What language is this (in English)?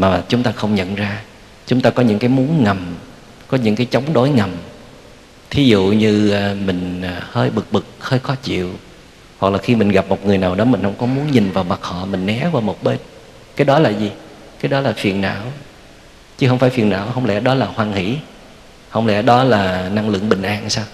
Vietnamese